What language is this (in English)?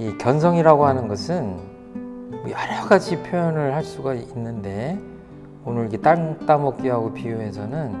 Korean